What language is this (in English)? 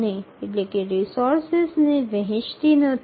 Bangla